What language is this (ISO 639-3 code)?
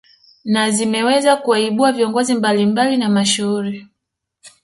swa